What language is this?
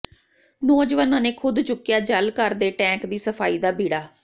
Punjabi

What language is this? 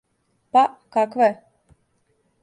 Serbian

